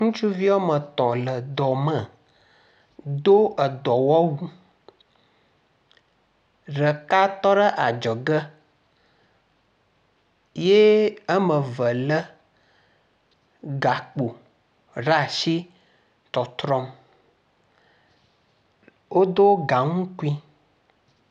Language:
Ewe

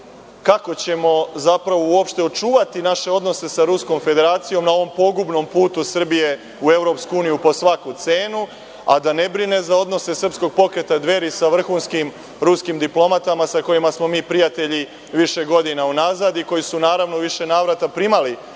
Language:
Serbian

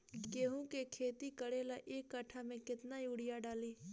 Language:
Bhojpuri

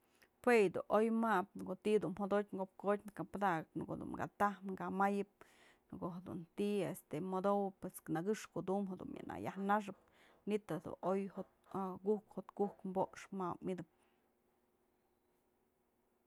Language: Mazatlán Mixe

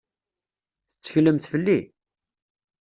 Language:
Kabyle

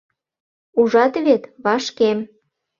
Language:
Mari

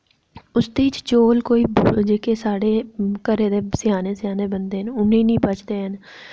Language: Dogri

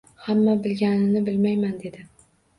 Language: Uzbek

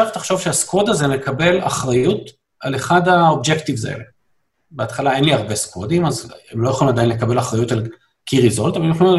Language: Hebrew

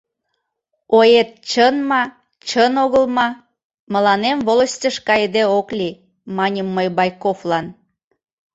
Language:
Mari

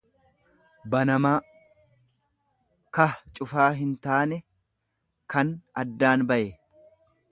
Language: Oromo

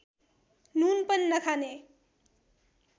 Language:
Nepali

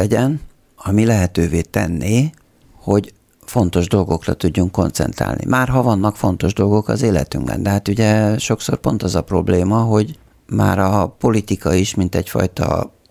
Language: Hungarian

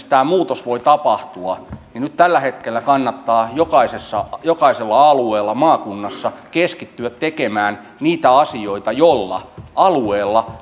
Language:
Finnish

